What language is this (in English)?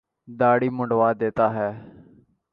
Urdu